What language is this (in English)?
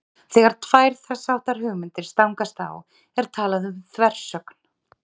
Icelandic